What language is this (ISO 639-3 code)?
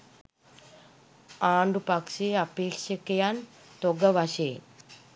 sin